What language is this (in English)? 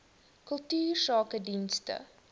Afrikaans